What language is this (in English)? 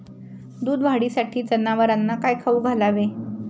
Marathi